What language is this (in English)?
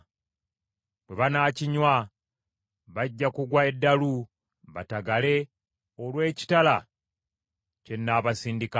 Ganda